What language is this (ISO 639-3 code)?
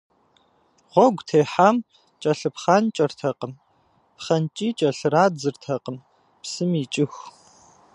kbd